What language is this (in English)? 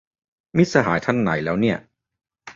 Thai